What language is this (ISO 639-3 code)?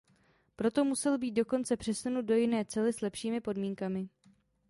ces